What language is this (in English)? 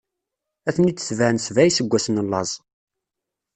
Kabyle